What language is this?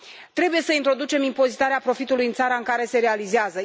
Romanian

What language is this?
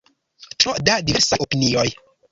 Esperanto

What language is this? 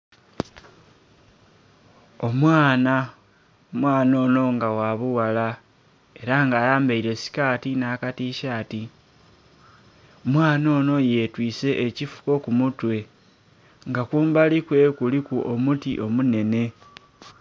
Soga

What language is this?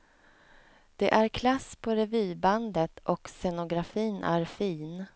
Swedish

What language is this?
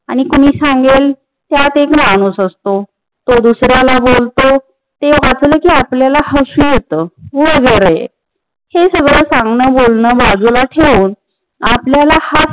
Marathi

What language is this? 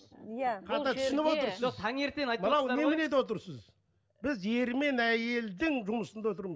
Kazakh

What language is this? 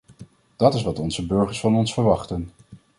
Dutch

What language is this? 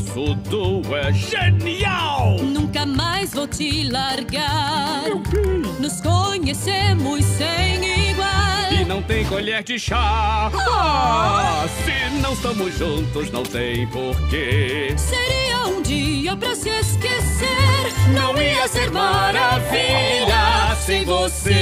Romanian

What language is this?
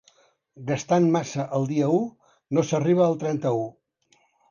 Catalan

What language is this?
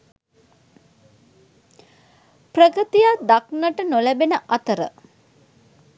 Sinhala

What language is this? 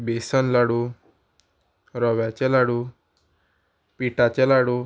Konkani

